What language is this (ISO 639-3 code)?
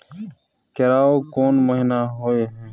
mai